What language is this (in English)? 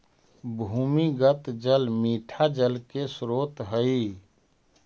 Magahi